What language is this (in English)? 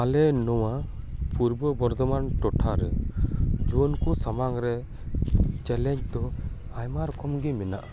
Santali